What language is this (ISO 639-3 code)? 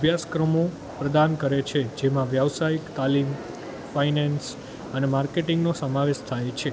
guj